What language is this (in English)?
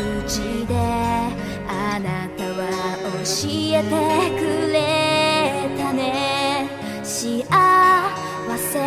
Japanese